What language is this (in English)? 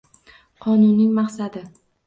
Uzbek